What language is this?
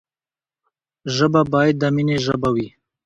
Pashto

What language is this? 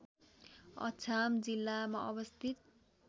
Nepali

